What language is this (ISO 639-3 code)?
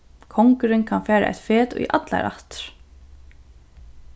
fao